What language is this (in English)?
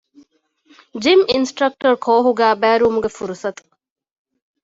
Divehi